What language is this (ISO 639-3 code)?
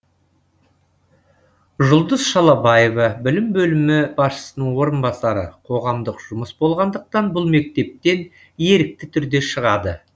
kaz